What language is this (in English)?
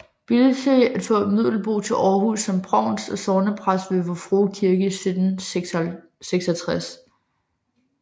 Danish